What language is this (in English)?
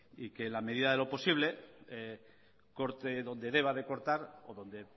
Spanish